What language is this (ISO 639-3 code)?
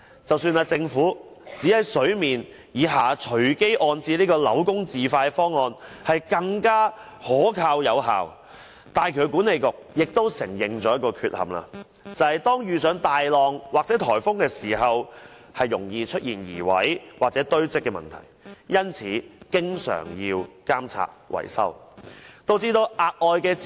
yue